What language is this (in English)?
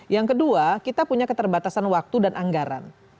Indonesian